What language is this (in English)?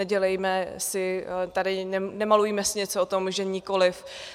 Czech